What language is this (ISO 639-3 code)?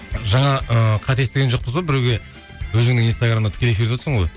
kaz